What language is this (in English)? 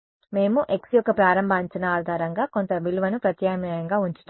Telugu